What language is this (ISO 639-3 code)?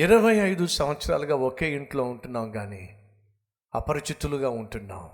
tel